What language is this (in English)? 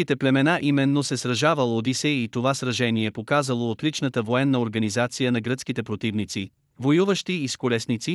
Bulgarian